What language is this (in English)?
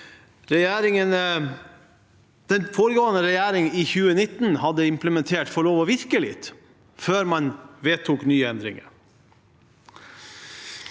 Norwegian